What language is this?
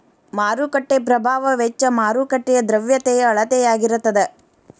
Kannada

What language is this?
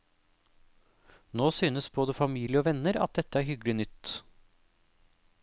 Norwegian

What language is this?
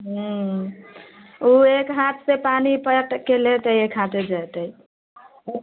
Maithili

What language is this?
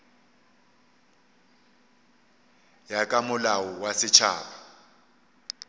Northern Sotho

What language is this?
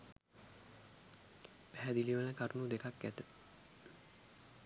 Sinhala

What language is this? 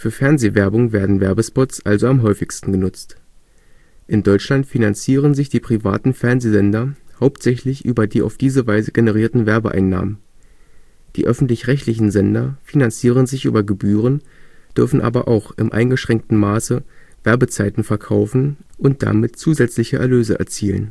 German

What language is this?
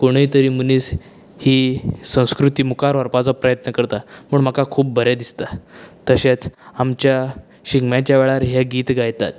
Konkani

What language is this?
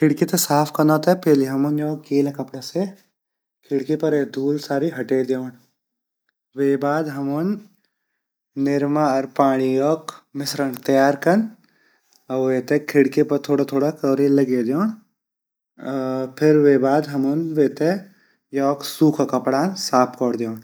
Garhwali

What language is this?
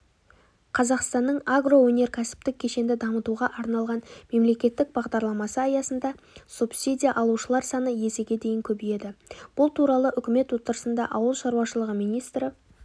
Kazakh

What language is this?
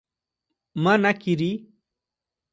Portuguese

